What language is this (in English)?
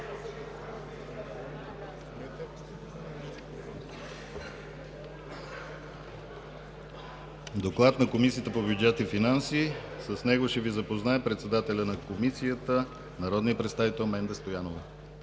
Bulgarian